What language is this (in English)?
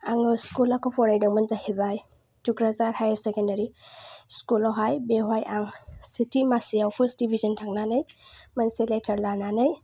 Bodo